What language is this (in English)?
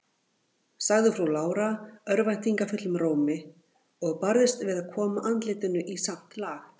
Icelandic